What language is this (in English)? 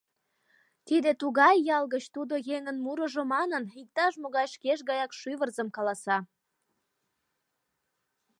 Mari